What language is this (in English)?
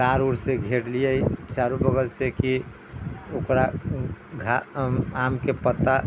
Maithili